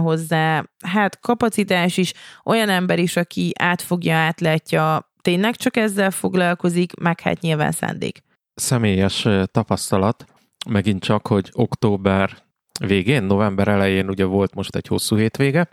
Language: Hungarian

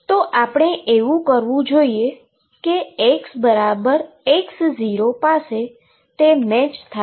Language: Gujarati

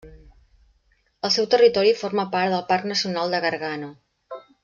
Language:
Catalan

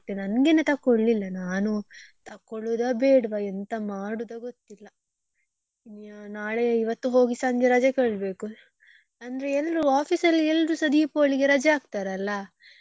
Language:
Kannada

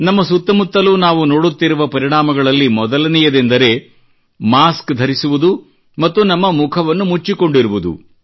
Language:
Kannada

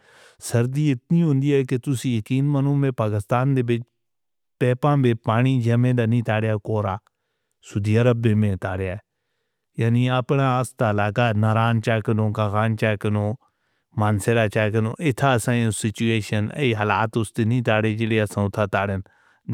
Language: Northern Hindko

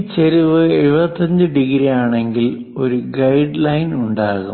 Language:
Malayalam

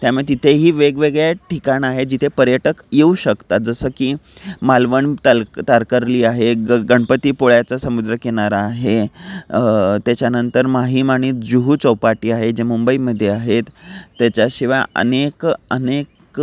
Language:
Marathi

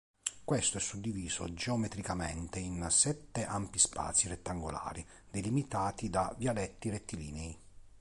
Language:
Italian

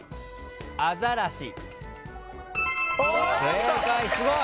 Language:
Japanese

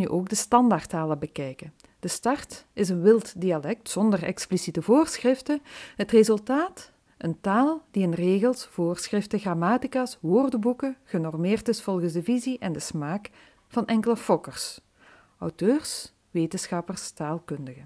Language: Dutch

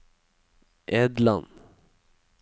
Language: Norwegian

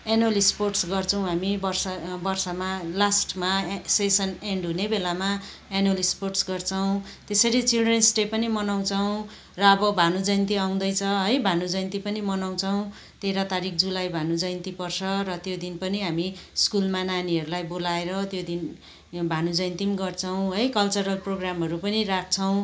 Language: Nepali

